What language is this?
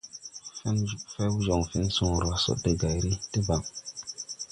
Tupuri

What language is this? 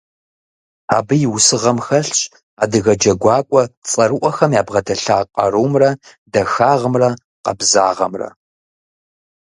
Kabardian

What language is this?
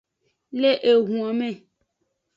Aja (Benin)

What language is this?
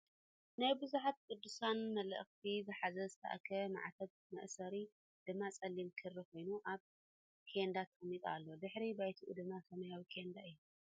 Tigrinya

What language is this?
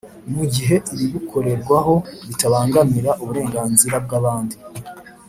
Kinyarwanda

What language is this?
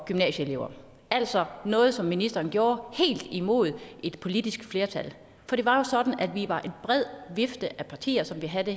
Danish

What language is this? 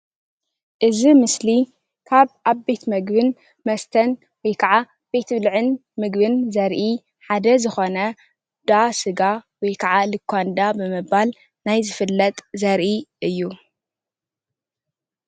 Tigrinya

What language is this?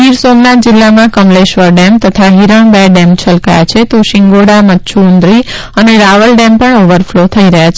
Gujarati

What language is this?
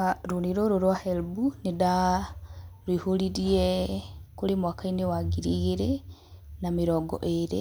Kikuyu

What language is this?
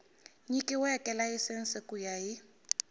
Tsonga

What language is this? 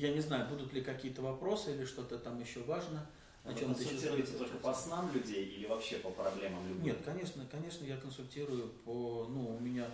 Russian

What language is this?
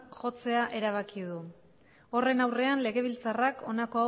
Basque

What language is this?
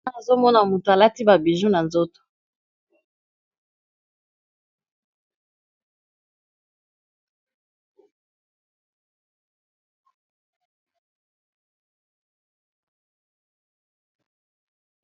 Lingala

